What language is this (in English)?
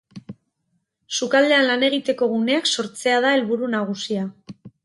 Basque